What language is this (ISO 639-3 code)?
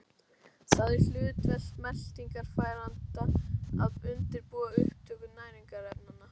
isl